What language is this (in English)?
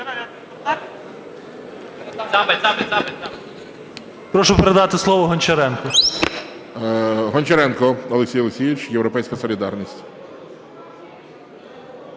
Ukrainian